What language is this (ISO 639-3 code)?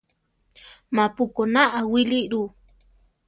tar